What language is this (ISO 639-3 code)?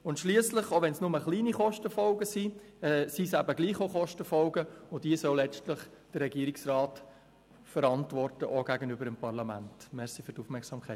gsw